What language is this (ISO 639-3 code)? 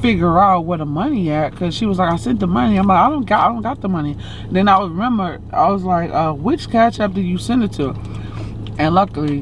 eng